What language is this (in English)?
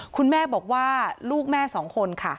Thai